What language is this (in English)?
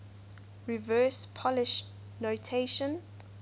English